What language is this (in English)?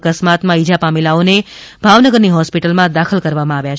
Gujarati